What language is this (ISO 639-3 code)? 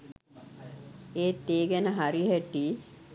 sin